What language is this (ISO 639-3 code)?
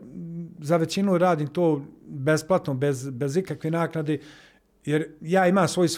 hrv